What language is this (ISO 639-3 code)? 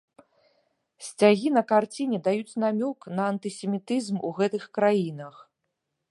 bel